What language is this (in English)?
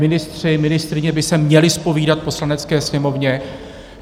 Czech